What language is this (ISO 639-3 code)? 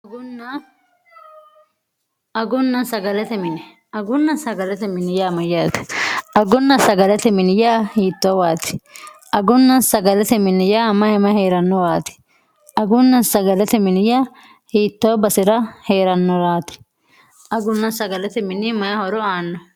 sid